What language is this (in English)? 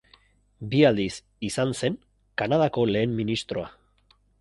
Basque